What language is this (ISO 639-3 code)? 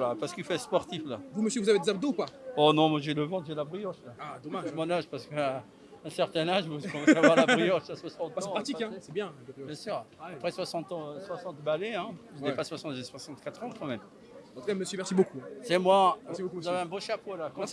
fra